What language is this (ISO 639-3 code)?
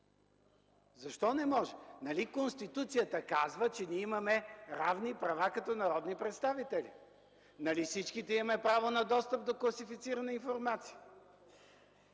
bul